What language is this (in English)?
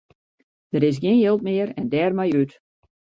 Western Frisian